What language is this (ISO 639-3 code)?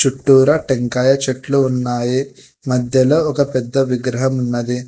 tel